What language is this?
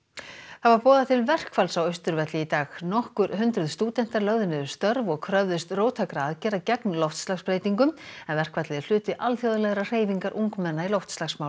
Icelandic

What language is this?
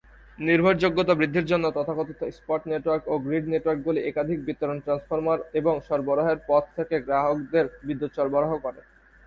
Bangla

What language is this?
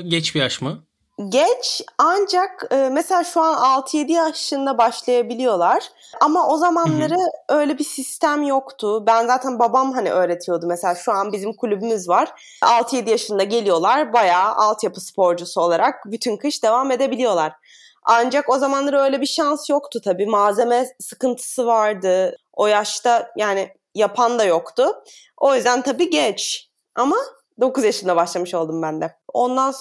Turkish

